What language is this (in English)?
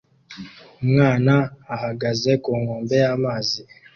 Kinyarwanda